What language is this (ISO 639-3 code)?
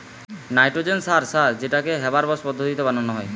ben